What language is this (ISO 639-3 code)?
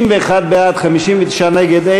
heb